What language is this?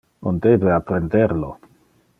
Interlingua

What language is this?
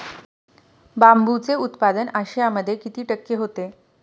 Marathi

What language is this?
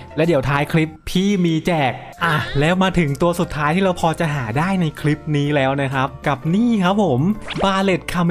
Thai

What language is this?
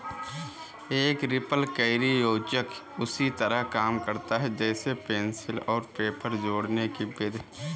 Hindi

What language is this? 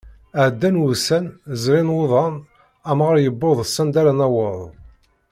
Kabyle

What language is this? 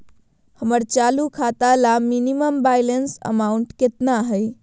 Magahi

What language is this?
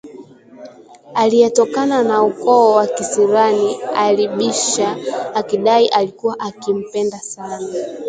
Swahili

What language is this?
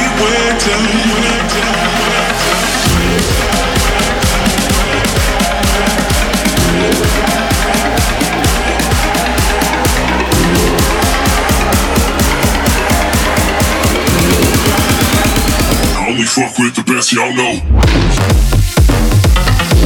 Italian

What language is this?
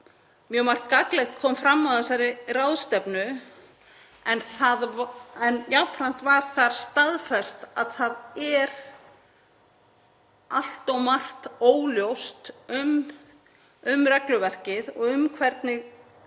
Icelandic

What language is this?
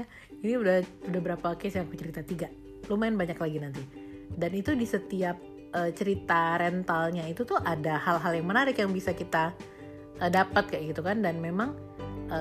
Indonesian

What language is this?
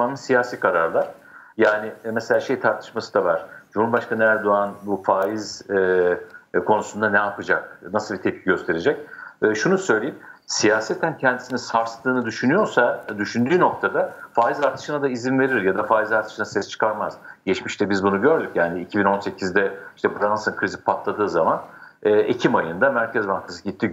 Turkish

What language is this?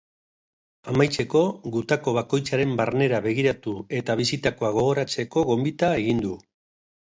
Basque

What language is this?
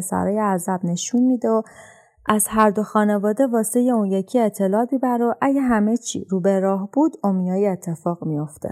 Persian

